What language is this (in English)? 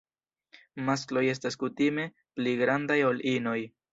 Esperanto